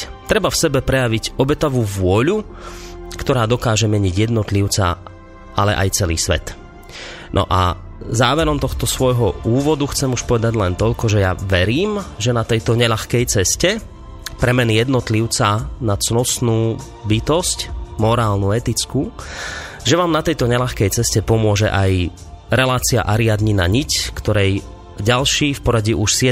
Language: Slovak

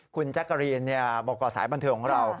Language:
Thai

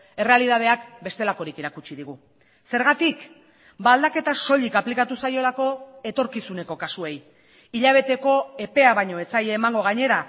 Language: Basque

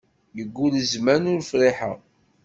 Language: Kabyle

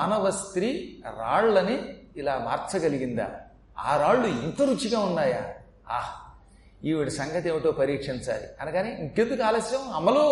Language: Telugu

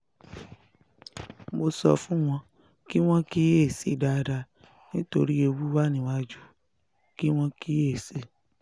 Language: Yoruba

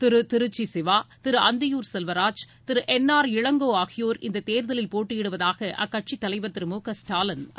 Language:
Tamil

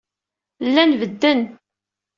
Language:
Kabyle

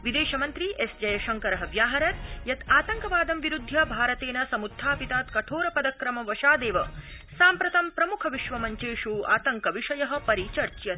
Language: Sanskrit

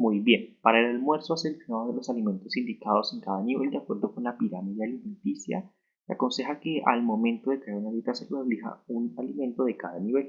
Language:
Spanish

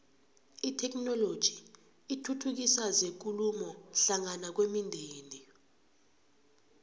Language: South Ndebele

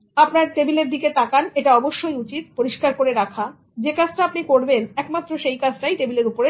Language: Bangla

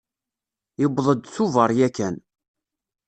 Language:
Kabyle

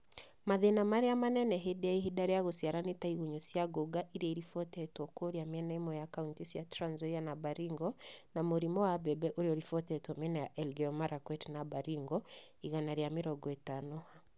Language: Kikuyu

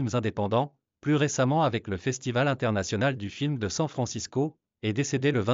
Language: French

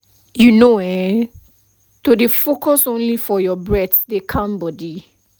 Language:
Nigerian Pidgin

